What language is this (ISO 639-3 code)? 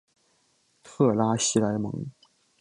zho